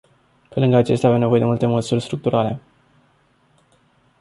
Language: Romanian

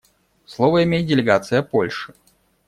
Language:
Russian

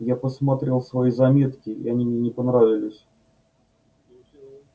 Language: Russian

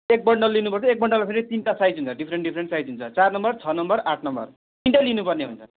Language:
Nepali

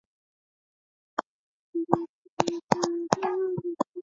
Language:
Chinese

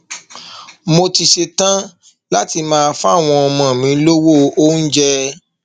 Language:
Yoruba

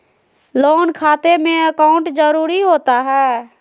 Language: Magahi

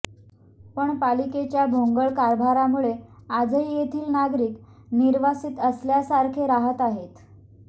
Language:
Marathi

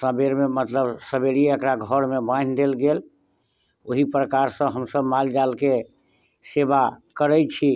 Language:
Maithili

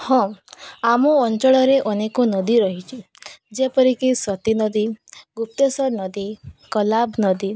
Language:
Odia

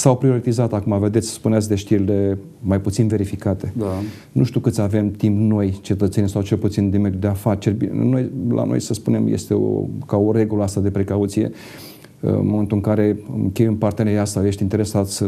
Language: Romanian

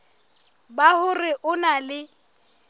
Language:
Southern Sotho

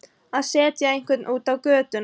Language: Icelandic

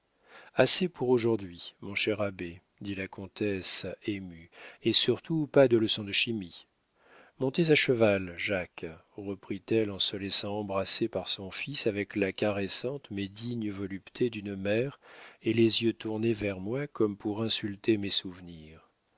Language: French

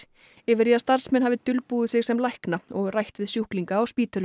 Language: Icelandic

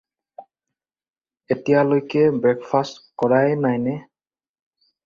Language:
Assamese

